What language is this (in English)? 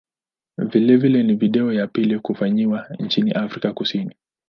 Swahili